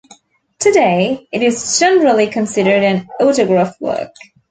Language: English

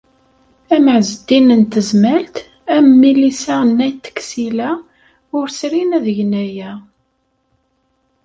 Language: Kabyle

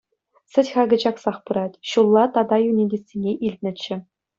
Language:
Chuvash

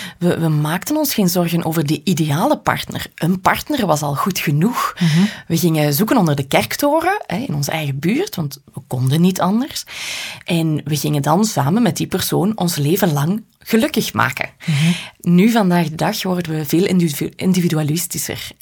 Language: Dutch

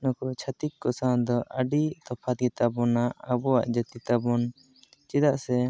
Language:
Santali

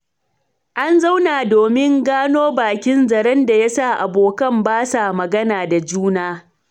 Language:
Hausa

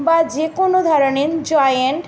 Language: Bangla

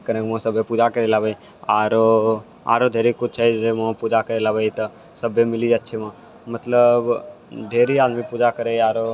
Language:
Maithili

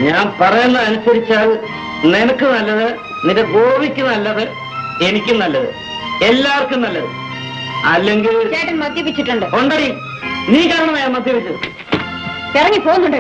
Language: Malayalam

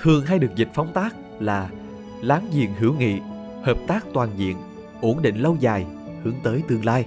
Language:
Vietnamese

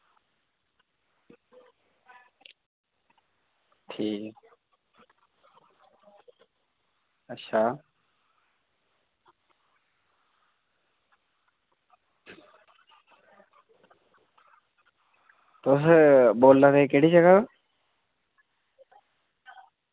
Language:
Dogri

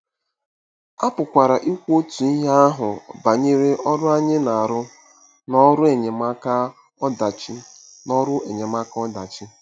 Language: Igbo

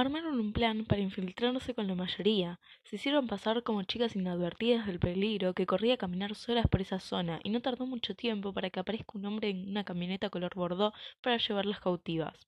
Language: Spanish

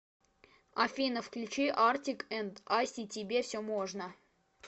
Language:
Russian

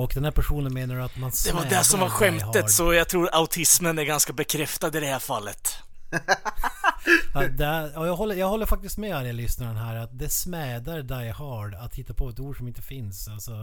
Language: Swedish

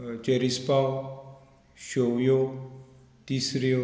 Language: Konkani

